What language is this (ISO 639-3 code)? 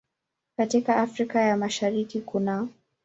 swa